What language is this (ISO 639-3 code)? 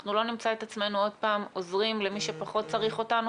heb